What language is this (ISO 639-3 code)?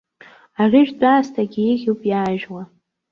abk